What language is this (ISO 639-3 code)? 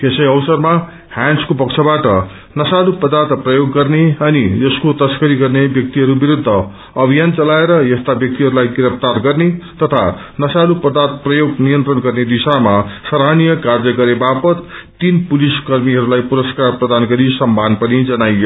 nep